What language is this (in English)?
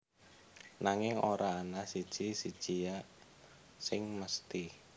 Javanese